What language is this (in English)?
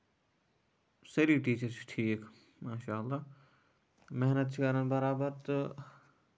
Kashmiri